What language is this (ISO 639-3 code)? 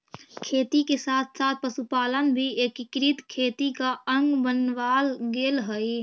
mag